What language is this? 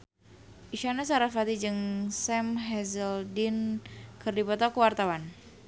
Sundanese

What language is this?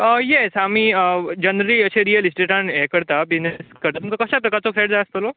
Konkani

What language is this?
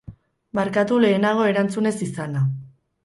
Basque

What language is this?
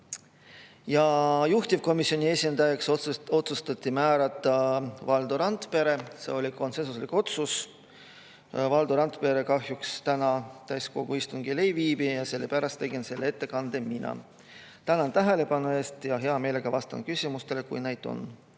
Estonian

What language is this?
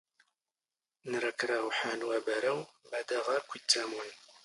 Standard Moroccan Tamazight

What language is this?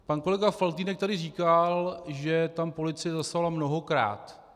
Czech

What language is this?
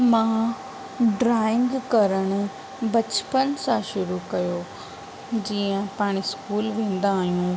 Sindhi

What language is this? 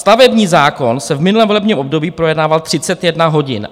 Czech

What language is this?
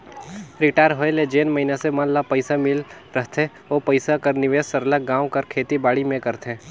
Chhattisgarhi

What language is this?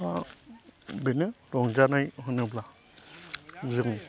Bodo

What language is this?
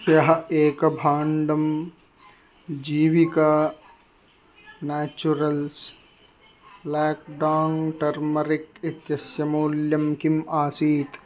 Sanskrit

